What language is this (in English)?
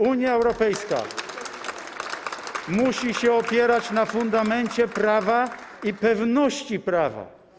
Polish